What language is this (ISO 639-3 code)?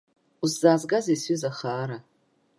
abk